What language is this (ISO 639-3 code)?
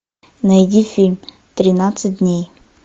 rus